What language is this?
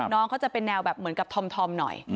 Thai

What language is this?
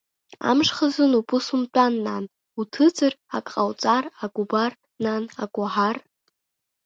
Abkhazian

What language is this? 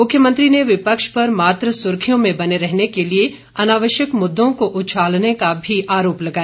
Hindi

